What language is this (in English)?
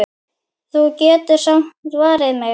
Icelandic